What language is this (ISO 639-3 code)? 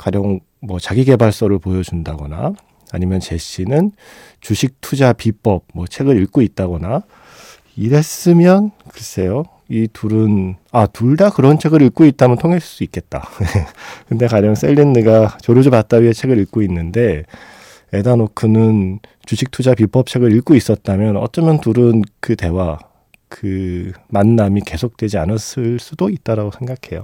kor